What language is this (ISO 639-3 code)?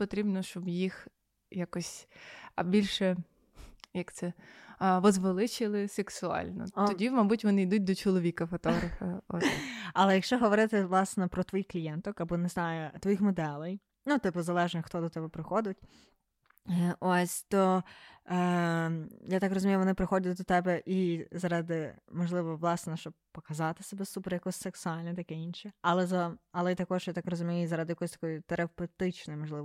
ukr